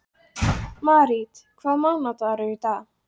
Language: Icelandic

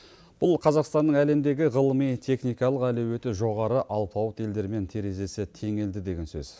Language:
Kazakh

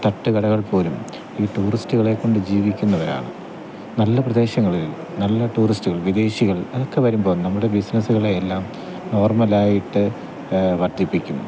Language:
Malayalam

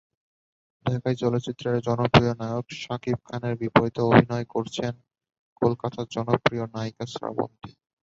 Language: Bangla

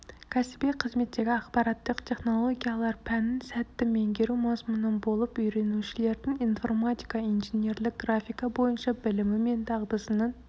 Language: Kazakh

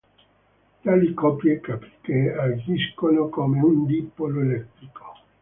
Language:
Italian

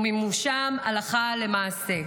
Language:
Hebrew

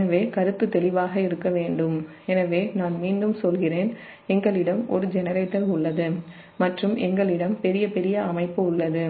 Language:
Tamil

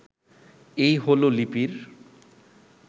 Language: Bangla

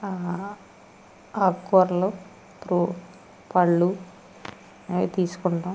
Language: Telugu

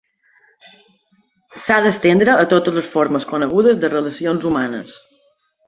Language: Catalan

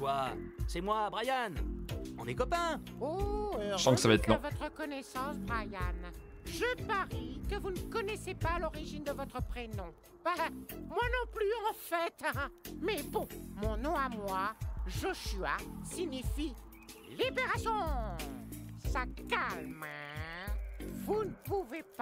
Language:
French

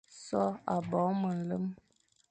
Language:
Fang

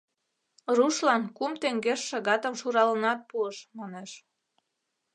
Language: Mari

